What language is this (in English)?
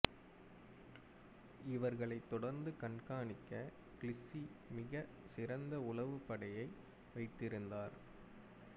Tamil